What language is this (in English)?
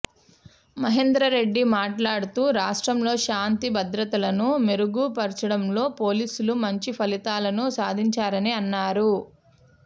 Telugu